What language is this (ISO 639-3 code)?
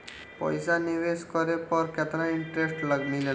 bho